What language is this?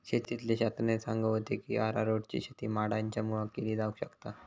Marathi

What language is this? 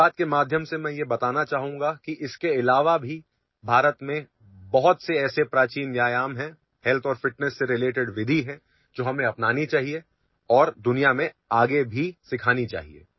Marathi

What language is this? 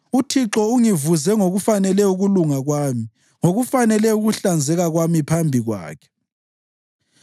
North Ndebele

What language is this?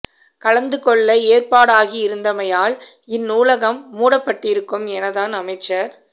Tamil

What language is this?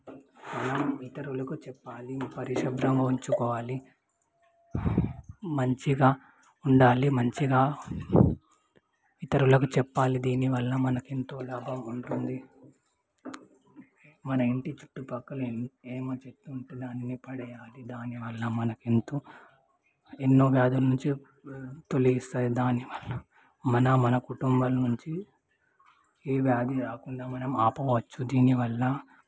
Telugu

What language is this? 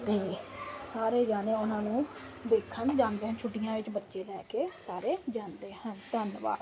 Punjabi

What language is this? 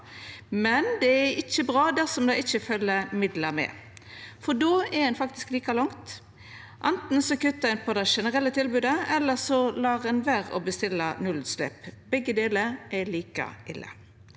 Norwegian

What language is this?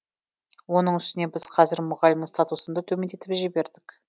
Kazakh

